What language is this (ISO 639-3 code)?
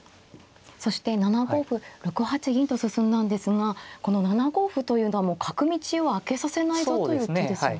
jpn